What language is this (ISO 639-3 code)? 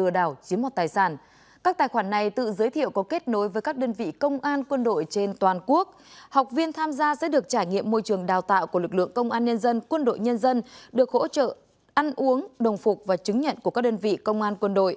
vie